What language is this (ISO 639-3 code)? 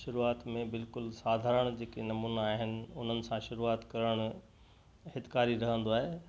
snd